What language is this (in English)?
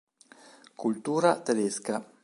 Italian